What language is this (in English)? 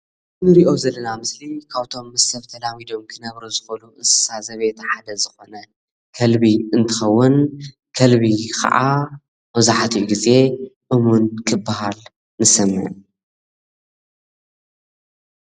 Tigrinya